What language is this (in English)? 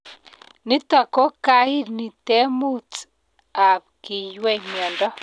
Kalenjin